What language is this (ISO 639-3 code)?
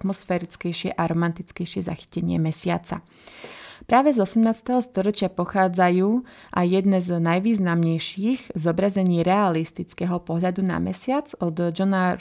slk